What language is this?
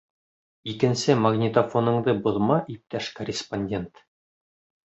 Bashkir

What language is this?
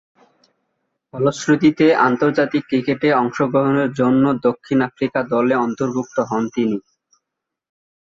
Bangla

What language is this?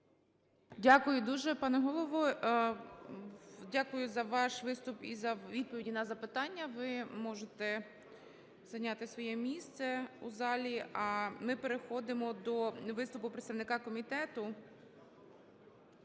Ukrainian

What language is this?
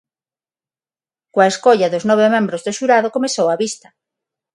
Galician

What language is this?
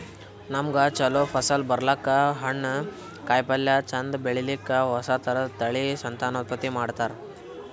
Kannada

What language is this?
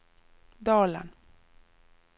Norwegian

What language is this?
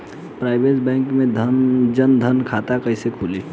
Bhojpuri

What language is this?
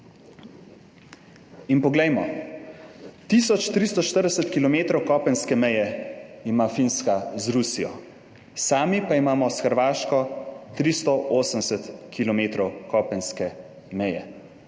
Slovenian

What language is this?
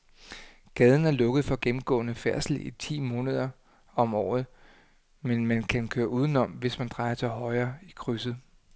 Danish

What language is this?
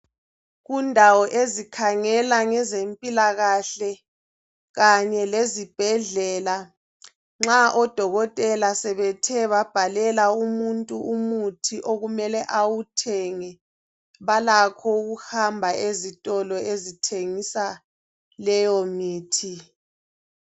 North Ndebele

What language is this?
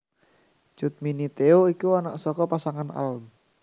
Javanese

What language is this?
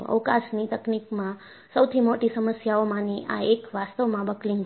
Gujarati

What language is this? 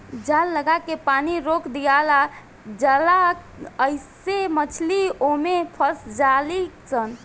Bhojpuri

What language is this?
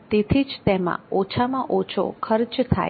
Gujarati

